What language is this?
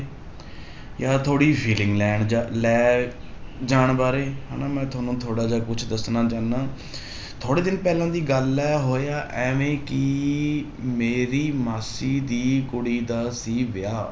Punjabi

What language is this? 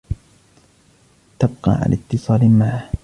Arabic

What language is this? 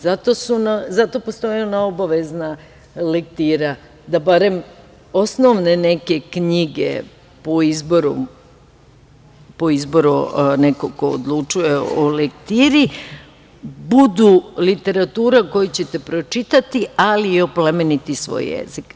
Serbian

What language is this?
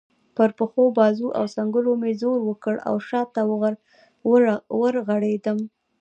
Pashto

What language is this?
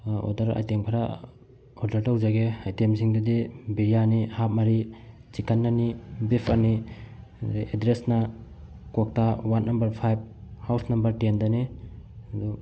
Manipuri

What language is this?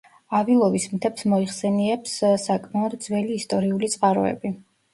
Georgian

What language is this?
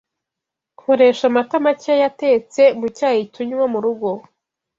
Kinyarwanda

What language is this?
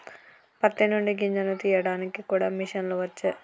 Telugu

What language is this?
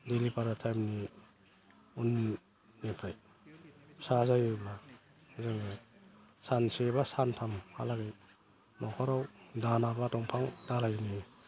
Bodo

